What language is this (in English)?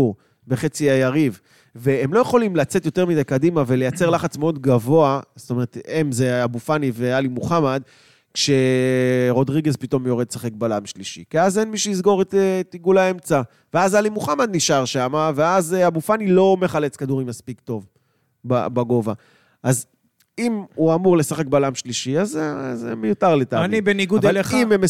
Hebrew